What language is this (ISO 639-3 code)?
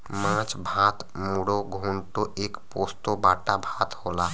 bho